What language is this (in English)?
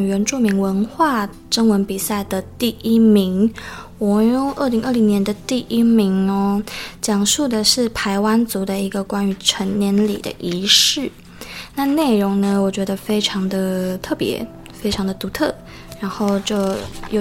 Chinese